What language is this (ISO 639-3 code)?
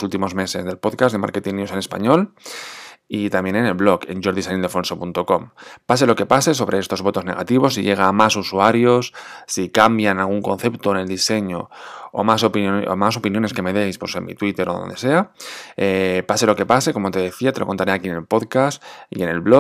spa